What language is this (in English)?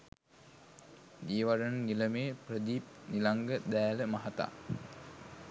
Sinhala